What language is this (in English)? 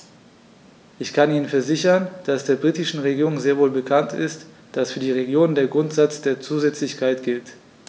German